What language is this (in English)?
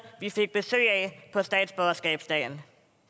Danish